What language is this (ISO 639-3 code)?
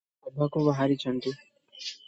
ori